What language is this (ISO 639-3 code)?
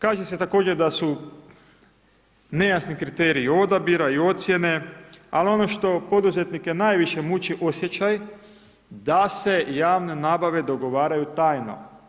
hrv